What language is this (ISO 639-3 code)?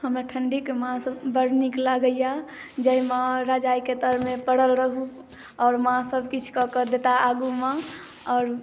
mai